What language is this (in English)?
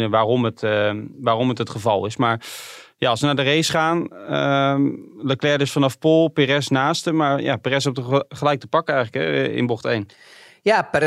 Dutch